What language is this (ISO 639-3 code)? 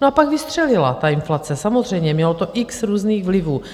ces